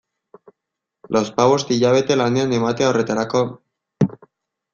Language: Basque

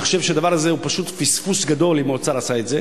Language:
Hebrew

